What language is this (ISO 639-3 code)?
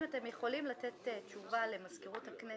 heb